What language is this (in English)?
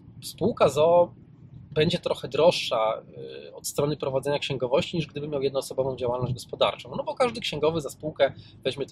Polish